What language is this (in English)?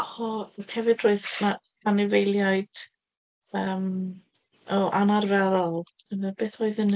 Welsh